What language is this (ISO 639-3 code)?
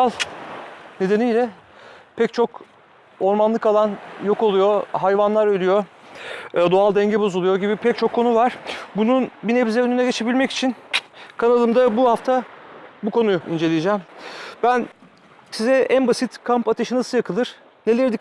tur